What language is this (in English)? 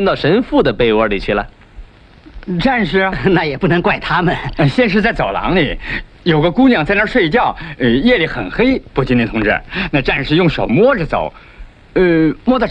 Chinese